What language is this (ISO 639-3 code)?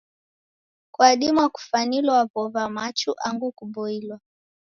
dav